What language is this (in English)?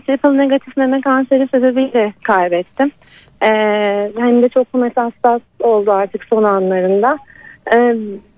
Turkish